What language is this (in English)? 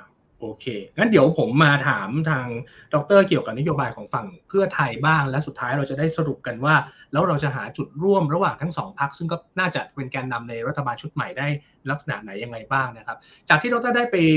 Thai